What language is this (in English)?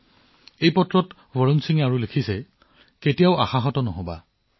Assamese